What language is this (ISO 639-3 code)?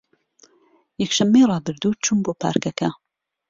ckb